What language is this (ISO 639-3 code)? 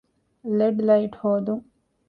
div